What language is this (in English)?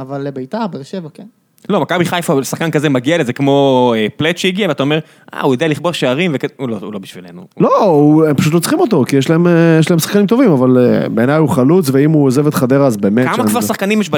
Hebrew